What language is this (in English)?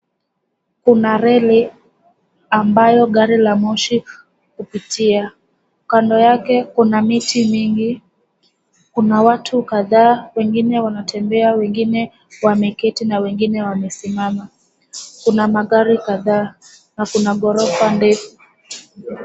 Swahili